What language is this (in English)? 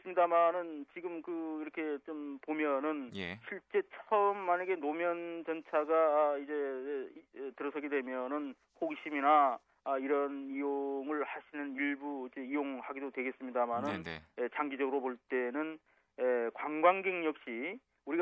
Korean